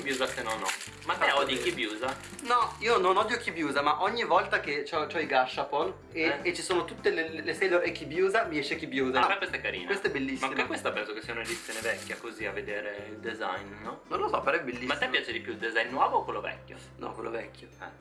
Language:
Italian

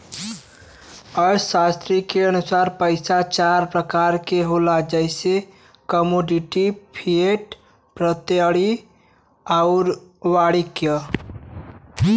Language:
Bhojpuri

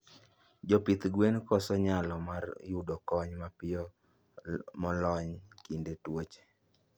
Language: Luo (Kenya and Tanzania)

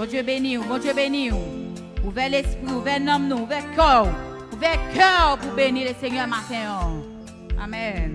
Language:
French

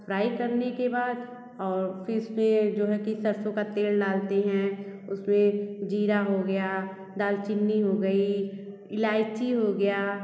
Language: Hindi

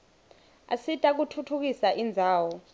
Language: Swati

